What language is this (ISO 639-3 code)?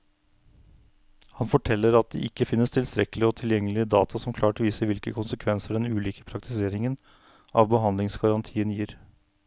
nor